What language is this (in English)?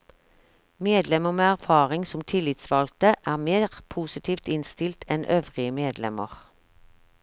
Norwegian